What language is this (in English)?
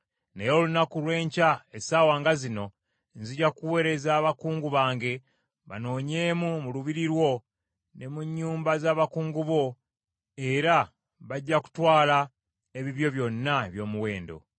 Ganda